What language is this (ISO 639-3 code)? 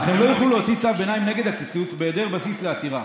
heb